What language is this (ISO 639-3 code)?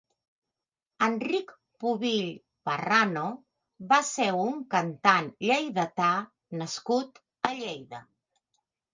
cat